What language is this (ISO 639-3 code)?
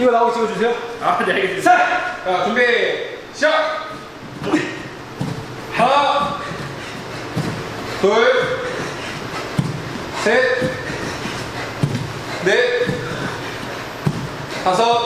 kor